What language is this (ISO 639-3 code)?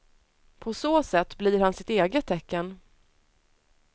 swe